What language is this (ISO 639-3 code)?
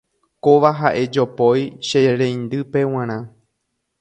grn